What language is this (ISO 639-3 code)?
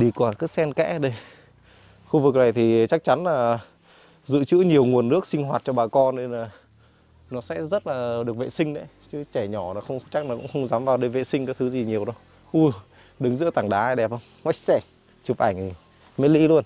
vie